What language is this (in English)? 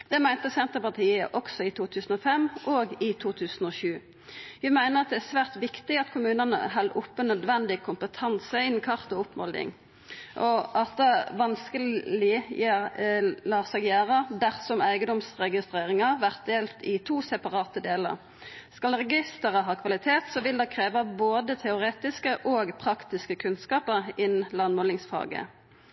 Norwegian Nynorsk